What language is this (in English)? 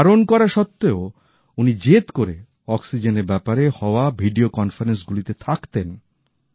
Bangla